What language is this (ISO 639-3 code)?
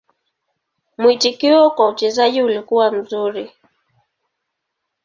swa